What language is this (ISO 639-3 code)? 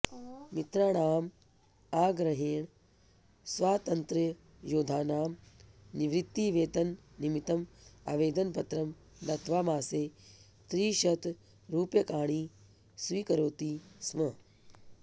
san